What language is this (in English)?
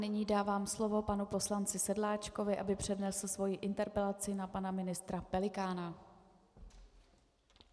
Czech